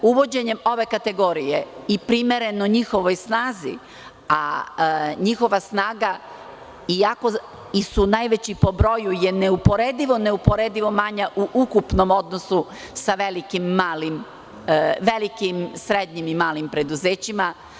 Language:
Serbian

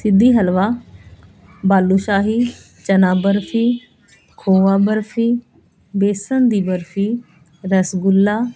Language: Punjabi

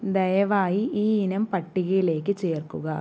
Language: Malayalam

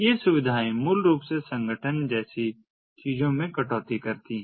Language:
Hindi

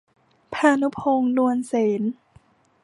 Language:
Thai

